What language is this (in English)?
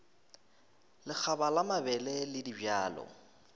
Northern Sotho